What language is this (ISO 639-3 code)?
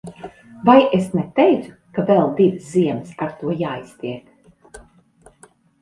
lav